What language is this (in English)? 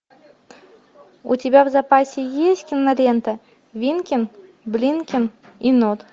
Russian